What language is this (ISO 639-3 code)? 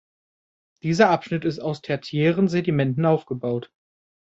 deu